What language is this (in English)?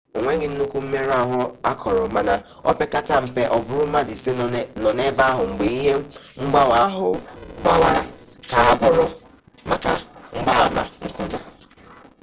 Igbo